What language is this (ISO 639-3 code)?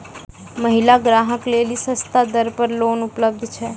mai